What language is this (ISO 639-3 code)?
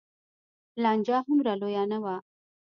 pus